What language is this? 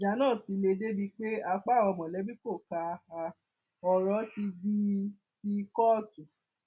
Yoruba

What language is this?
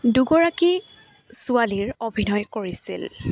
Assamese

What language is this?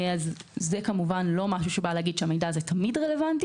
Hebrew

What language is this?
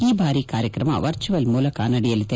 Kannada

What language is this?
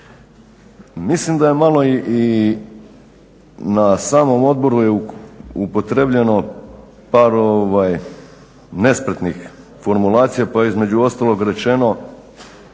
Croatian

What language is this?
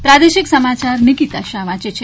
Gujarati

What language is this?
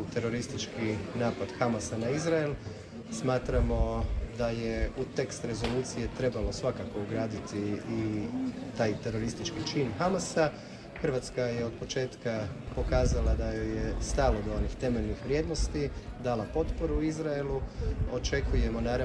Croatian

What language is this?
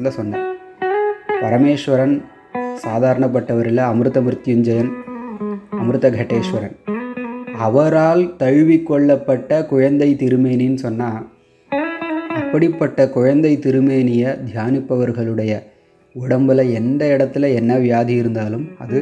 Tamil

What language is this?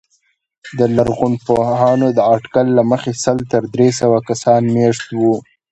Pashto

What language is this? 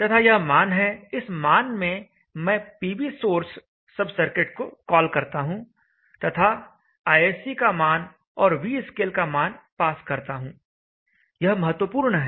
Hindi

